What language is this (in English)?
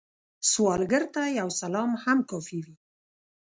Pashto